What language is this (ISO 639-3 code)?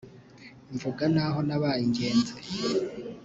kin